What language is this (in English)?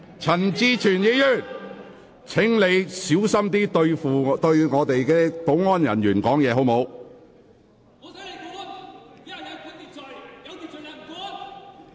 Cantonese